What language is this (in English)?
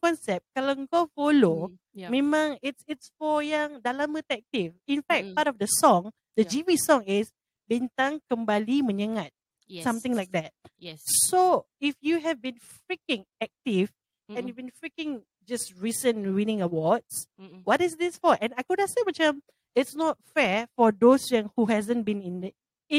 Malay